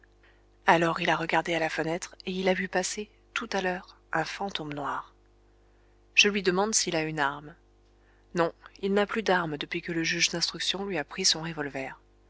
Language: French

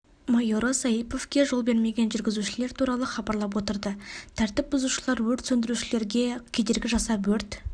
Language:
Kazakh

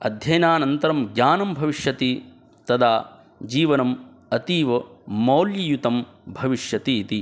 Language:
Sanskrit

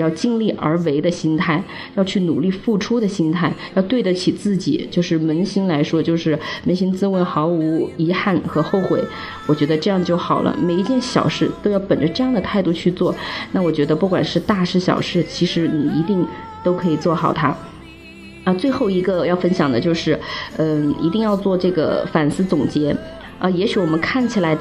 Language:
Chinese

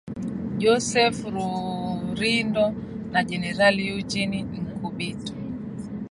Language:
Swahili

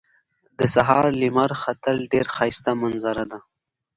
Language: Pashto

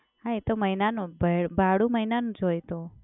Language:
Gujarati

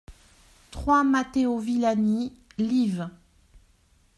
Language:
French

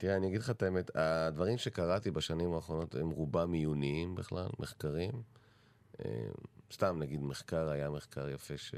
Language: Hebrew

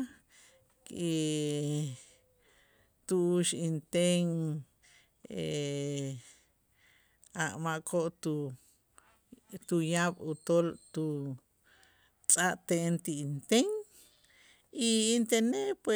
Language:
Itzá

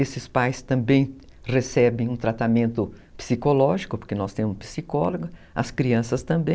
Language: Portuguese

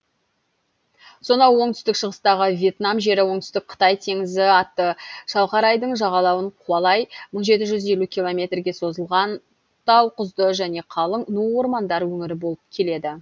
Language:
Kazakh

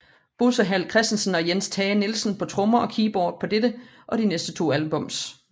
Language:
Danish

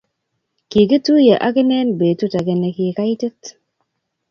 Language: Kalenjin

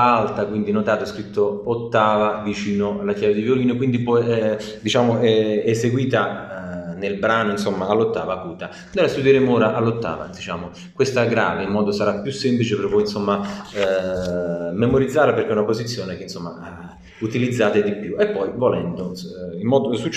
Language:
Italian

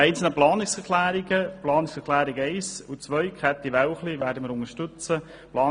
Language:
Swiss German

